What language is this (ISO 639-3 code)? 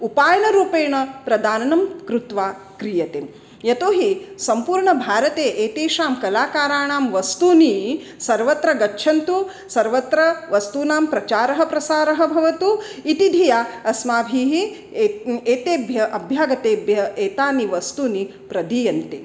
san